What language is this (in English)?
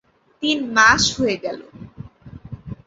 Bangla